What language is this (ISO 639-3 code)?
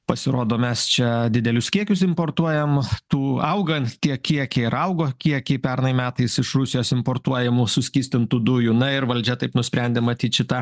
lit